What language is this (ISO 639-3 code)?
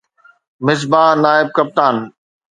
snd